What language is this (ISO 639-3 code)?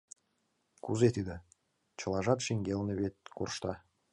chm